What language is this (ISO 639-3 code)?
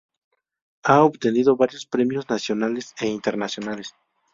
spa